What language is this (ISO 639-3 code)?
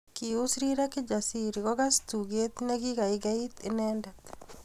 kln